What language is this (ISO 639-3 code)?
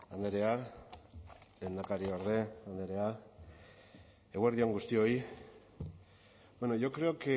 eus